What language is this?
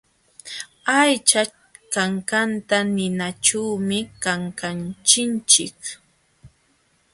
Jauja Wanca Quechua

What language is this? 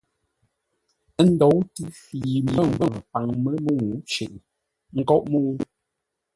Ngombale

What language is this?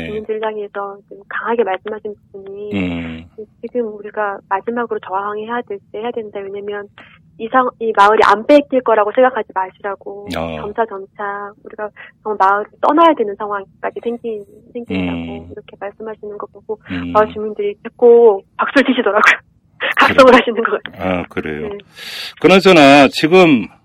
Korean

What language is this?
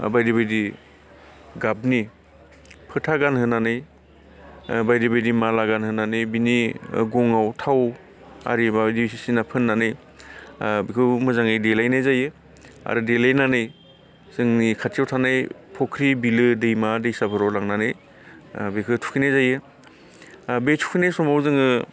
Bodo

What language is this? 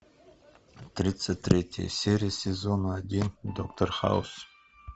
Russian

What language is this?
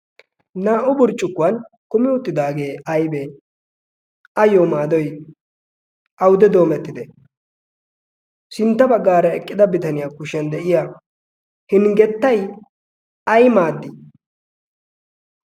Wolaytta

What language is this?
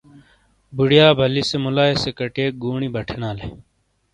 Shina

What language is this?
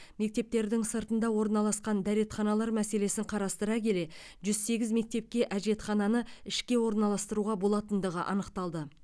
Kazakh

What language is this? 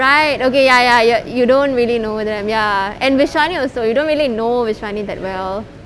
English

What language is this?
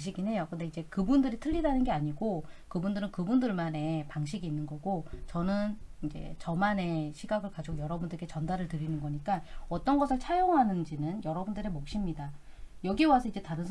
Korean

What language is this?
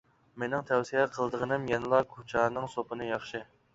Uyghur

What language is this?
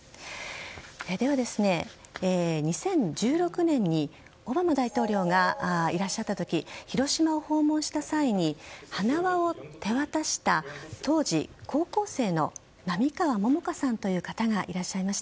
Japanese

